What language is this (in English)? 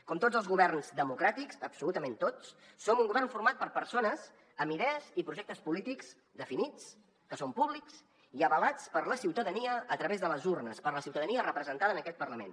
Catalan